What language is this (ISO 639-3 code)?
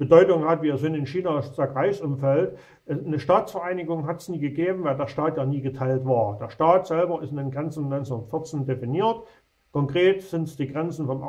deu